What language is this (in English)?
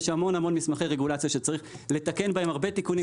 Hebrew